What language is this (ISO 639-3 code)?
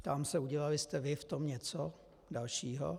ces